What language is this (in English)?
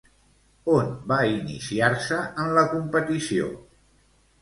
Catalan